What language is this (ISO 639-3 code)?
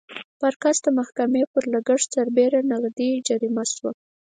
pus